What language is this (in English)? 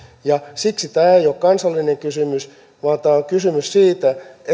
Finnish